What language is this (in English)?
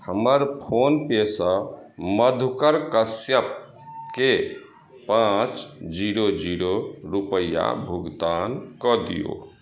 Maithili